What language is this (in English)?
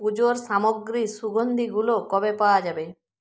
Bangla